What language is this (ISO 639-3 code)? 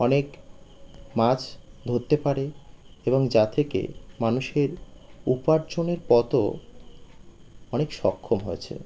ben